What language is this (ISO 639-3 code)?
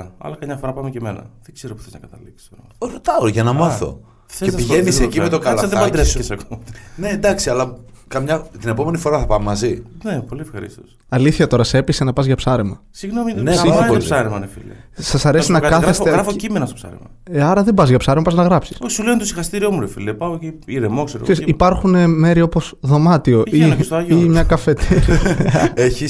ell